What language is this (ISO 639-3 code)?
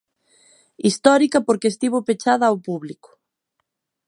glg